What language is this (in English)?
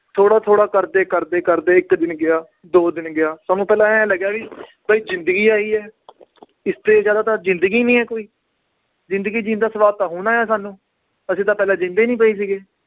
Punjabi